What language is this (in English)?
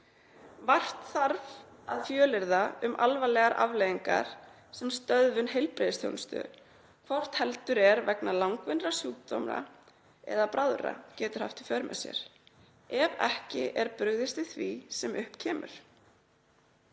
Icelandic